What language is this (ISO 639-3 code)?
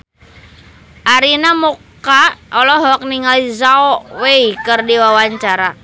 sun